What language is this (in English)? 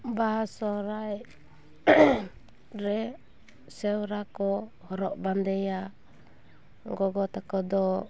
Santali